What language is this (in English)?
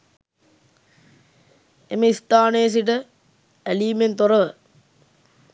Sinhala